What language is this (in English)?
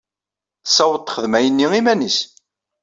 Kabyle